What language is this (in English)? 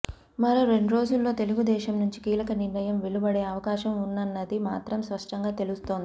Telugu